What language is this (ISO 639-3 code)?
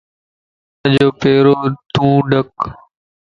lss